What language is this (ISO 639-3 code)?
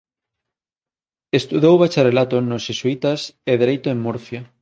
glg